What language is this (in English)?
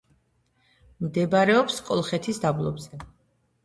Georgian